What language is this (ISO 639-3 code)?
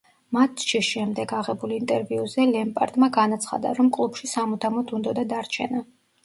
kat